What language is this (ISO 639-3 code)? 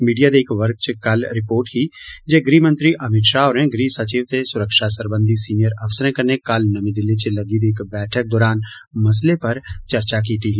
doi